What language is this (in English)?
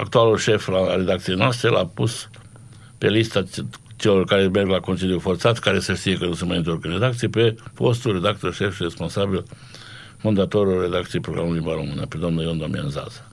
Romanian